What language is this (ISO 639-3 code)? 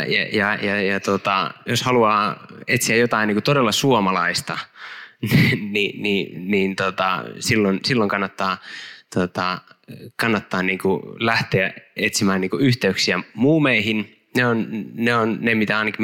fin